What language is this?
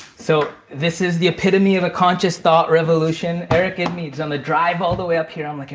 English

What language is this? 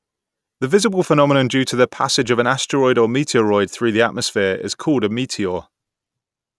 English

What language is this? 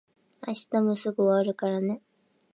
Japanese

